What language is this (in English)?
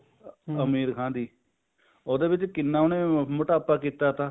Punjabi